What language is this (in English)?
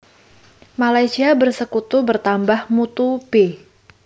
Javanese